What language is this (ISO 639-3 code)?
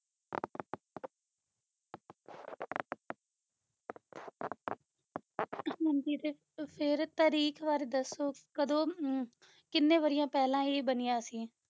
pan